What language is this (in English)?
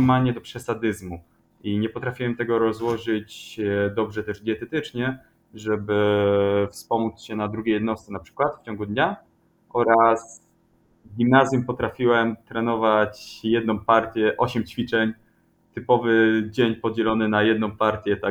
Polish